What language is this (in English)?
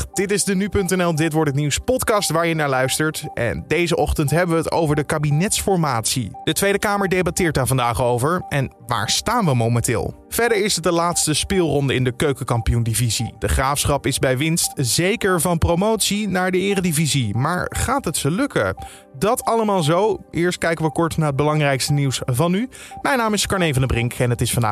Dutch